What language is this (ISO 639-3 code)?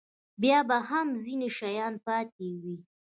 pus